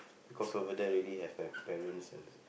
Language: English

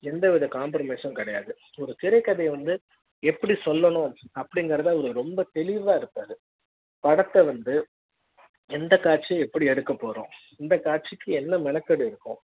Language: Tamil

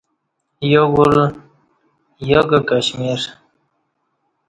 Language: Kati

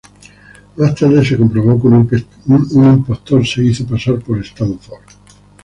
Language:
Spanish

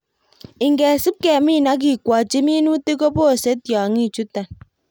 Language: Kalenjin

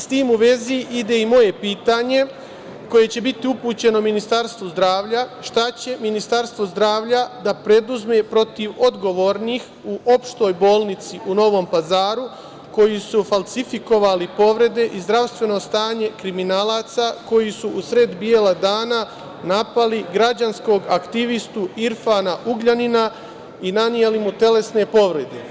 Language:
Serbian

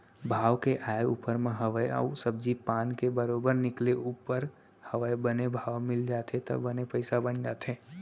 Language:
Chhattisgarhi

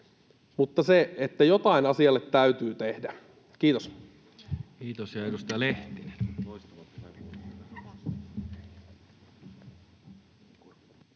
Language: Finnish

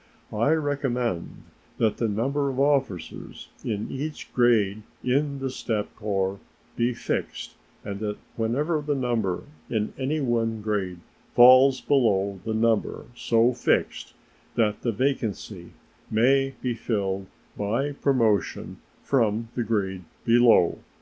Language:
English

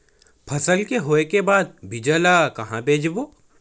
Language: Chhattisgarhi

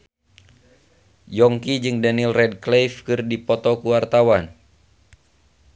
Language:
Sundanese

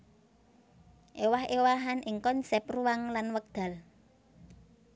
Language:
Javanese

